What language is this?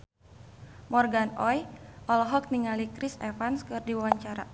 Sundanese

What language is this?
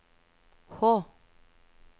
Norwegian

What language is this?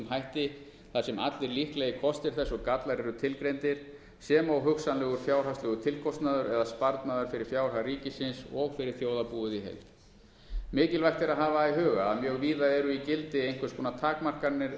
Icelandic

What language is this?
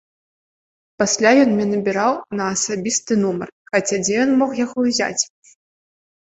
Belarusian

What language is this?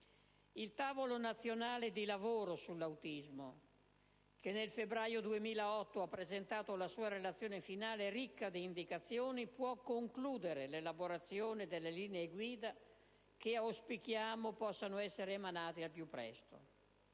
Italian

